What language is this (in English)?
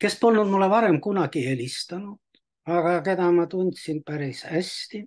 Finnish